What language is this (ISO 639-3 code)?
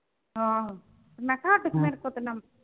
pan